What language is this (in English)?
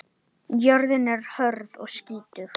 Icelandic